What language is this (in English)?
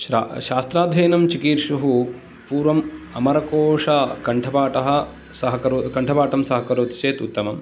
Sanskrit